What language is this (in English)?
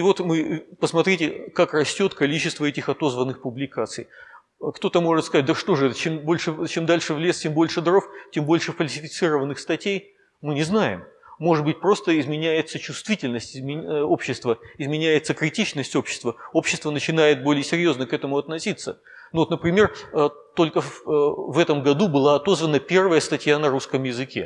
Russian